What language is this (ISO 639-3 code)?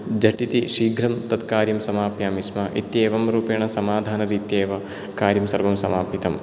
san